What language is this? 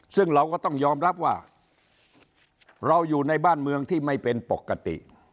Thai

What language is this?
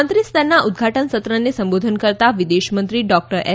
Gujarati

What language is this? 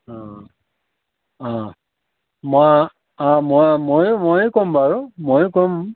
Assamese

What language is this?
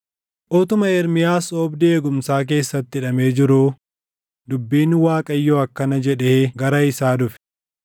Oromo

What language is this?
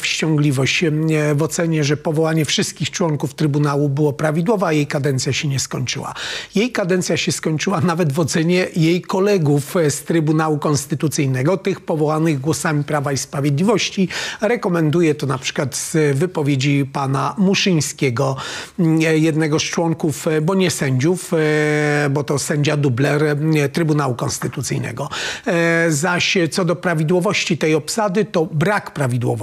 Polish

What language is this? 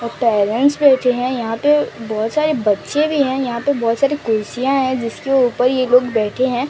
Hindi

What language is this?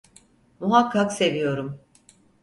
Turkish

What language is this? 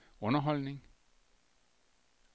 Danish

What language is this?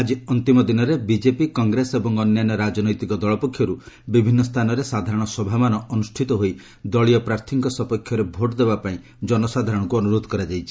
Odia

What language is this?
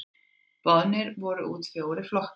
Icelandic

